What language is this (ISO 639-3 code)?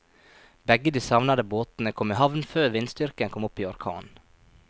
nor